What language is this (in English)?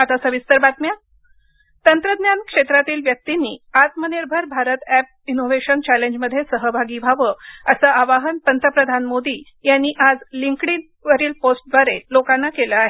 Marathi